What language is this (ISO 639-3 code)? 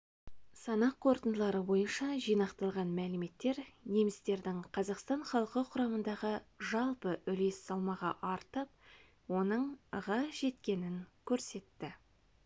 kaz